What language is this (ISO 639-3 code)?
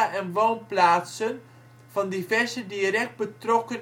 nld